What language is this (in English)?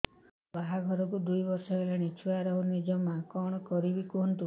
Odia